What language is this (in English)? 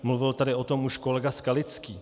Czech